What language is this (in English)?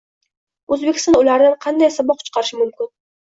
Uzbek